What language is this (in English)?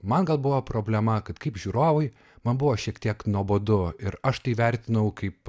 Lithuanian